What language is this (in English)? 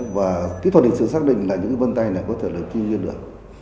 Vietnamese